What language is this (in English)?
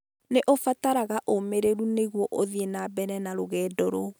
Kikuyu